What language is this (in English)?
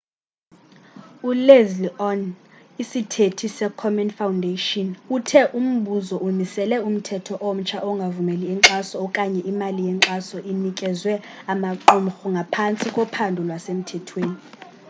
Xhosa